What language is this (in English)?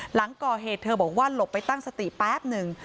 Thai